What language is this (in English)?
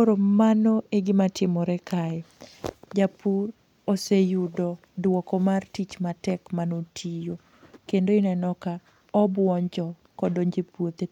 Luo (Kenya and Tanzania)